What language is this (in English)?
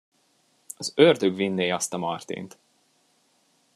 Hungarian